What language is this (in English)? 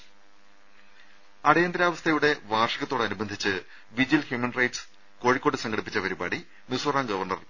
Malayalam